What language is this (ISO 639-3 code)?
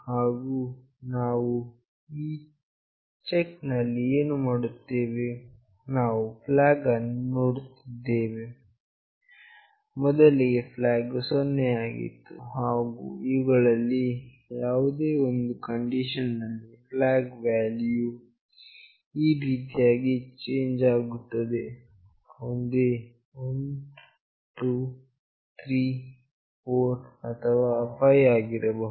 kan